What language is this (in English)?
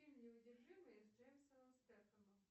Russian